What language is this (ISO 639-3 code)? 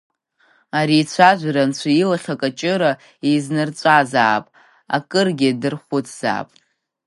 abk